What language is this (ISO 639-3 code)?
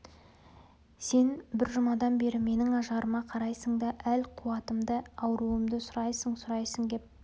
kaz